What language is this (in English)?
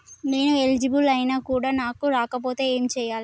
Telugu